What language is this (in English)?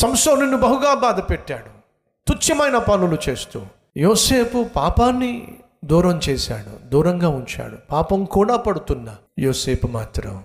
Telugu